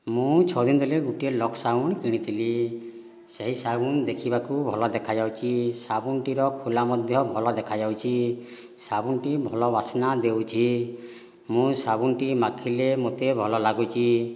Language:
Odia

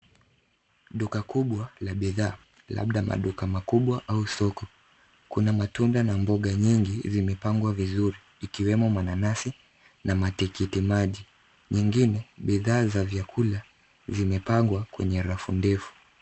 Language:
Swahili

